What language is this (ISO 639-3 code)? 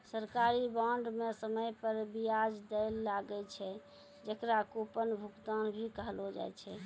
mai